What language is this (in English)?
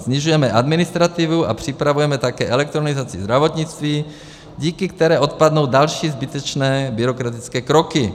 Czech